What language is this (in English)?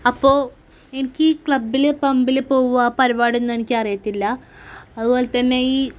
Malayalam